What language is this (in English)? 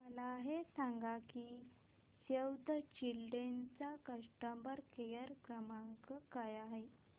Marathi